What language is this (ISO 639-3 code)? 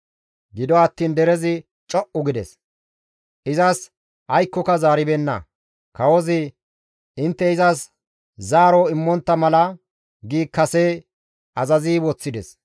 gmv